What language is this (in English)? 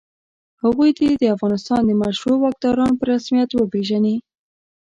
Pashto